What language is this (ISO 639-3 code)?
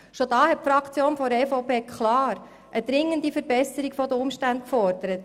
gsw